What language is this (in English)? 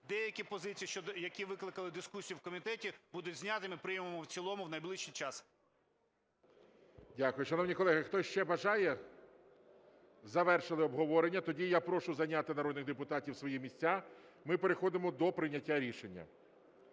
Ukrainian